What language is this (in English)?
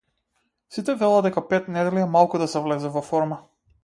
Macedonian